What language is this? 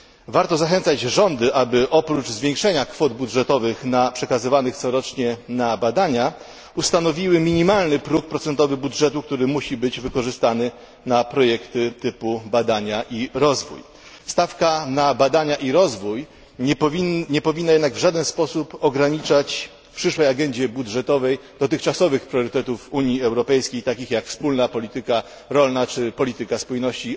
Polish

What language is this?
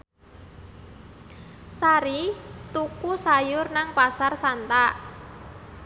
Javanese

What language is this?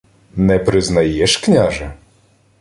Ukrainian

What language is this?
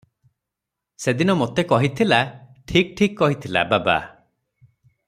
Odia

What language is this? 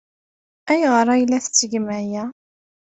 Kabyle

